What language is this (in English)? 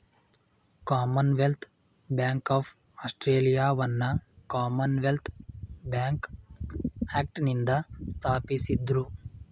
Kannada